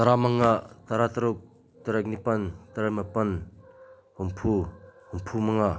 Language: Manipuri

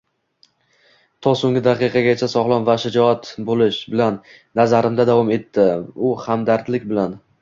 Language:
Uzbek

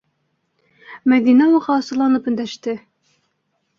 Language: Bashkir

